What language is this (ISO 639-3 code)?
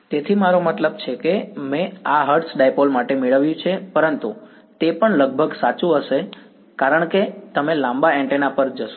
guj